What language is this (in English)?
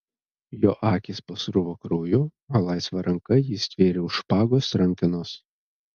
Lithuanian